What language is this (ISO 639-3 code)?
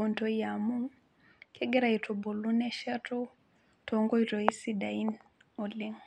mas